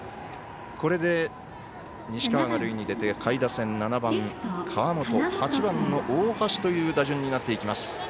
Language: Japanese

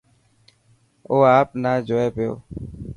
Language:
Dhatki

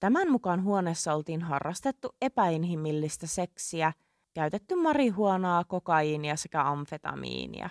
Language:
Finnish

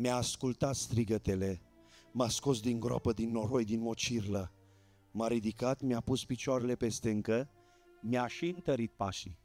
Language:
Romanian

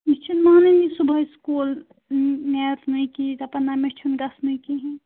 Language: Kashmiri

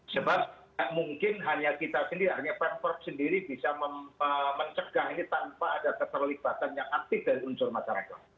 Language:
Indonesian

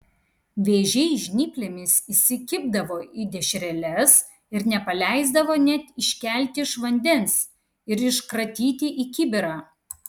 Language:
Lithuanian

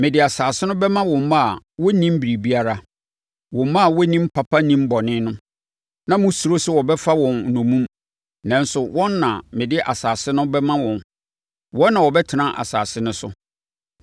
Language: Akan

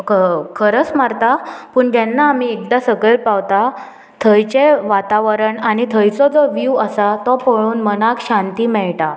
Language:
Konkani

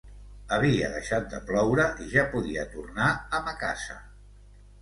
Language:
Catalan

